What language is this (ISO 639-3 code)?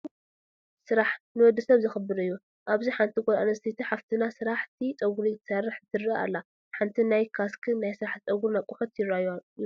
tir